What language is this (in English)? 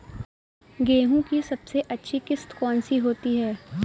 Hindi